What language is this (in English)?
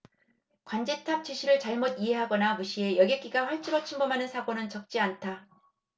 Korean